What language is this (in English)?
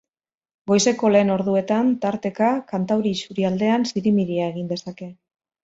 Basque